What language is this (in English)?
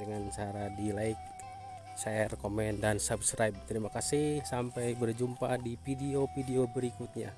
Indonesian